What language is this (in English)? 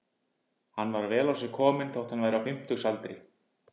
Icelandic